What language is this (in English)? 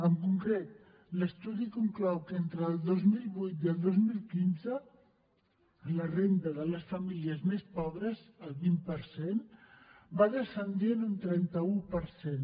Catalan